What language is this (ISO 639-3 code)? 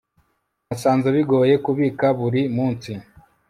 kin